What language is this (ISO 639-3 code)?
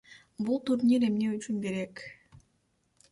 kir